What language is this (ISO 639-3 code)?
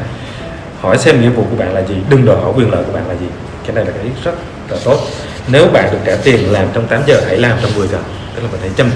vie